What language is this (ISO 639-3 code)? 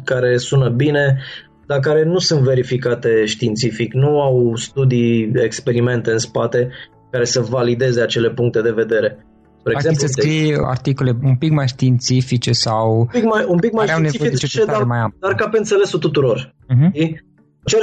ron